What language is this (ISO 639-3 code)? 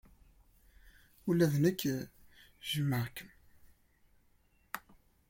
kab